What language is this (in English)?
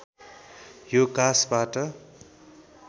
Nepali